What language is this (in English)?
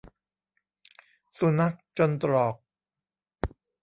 Thai